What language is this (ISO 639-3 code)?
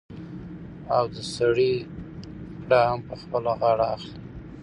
pus